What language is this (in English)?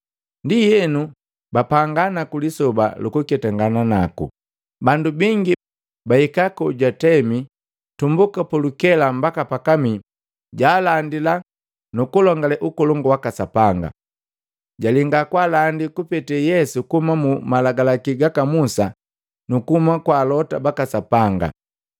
Matengo